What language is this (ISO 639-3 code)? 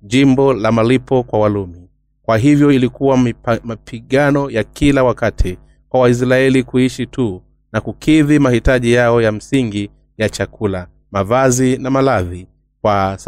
swa